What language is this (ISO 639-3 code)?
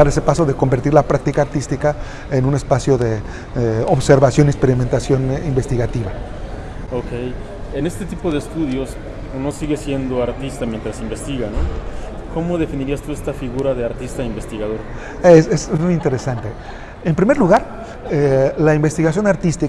spa